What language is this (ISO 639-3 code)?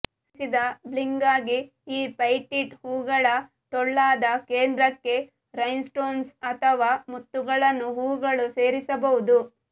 kan